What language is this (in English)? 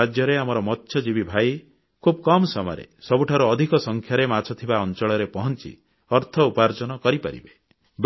Odia